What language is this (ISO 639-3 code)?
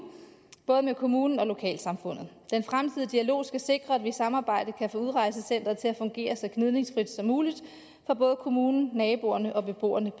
dan